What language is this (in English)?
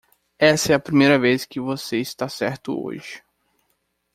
Portuguese